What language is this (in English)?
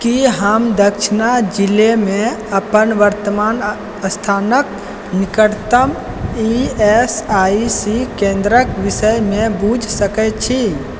Maithili